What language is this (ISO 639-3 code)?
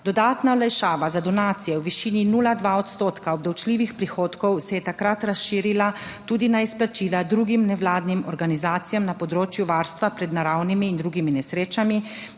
slv